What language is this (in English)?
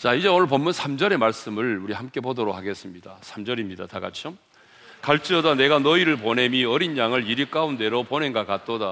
Korean